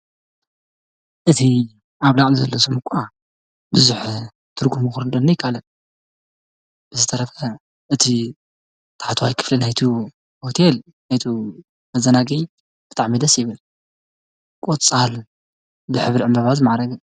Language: Tigrinya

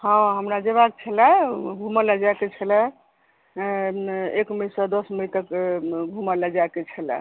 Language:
Maithili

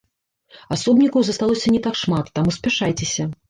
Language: Belarusian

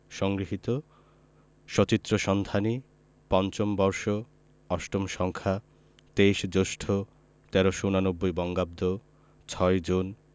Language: Bangla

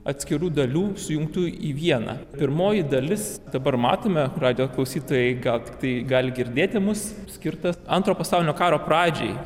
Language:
Lithuanian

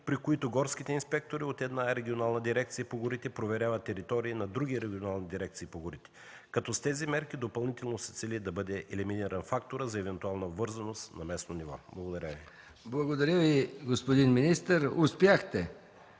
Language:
Bulgarian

